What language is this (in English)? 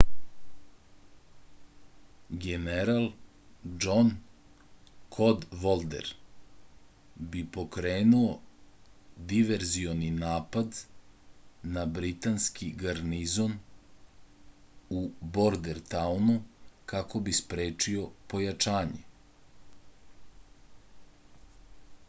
Serbian